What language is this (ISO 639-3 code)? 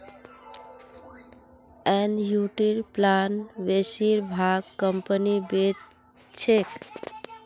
mag